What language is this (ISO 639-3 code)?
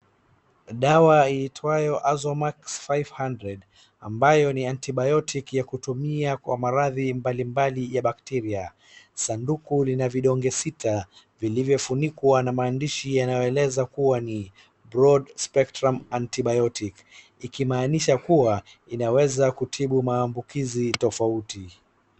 swa